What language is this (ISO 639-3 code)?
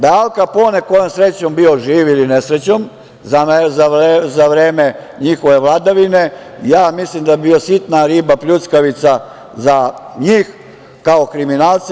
srp